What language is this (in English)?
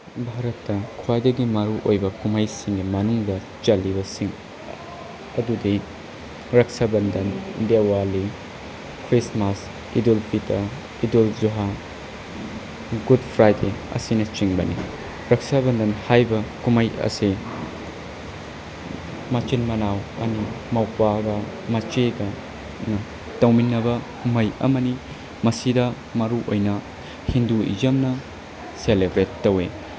Manipuri